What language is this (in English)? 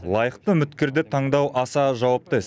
Kazakh